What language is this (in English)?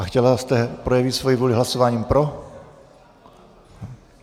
Czech